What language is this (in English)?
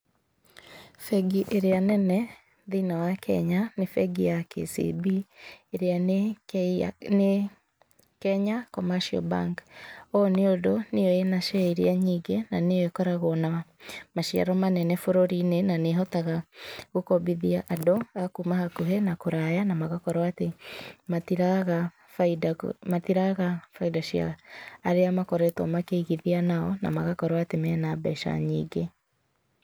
Kikuyu